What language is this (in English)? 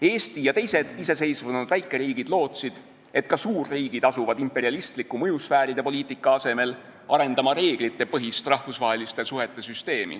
Estonian